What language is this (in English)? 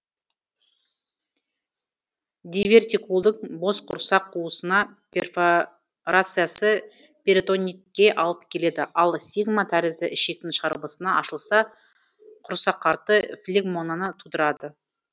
Kazakh